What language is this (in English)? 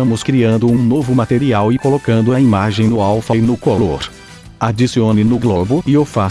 Portuguese